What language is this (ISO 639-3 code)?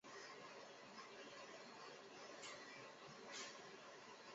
zho